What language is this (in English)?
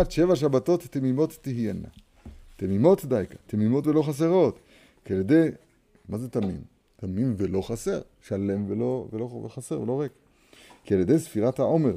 Hebrew